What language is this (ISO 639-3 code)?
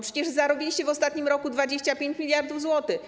pol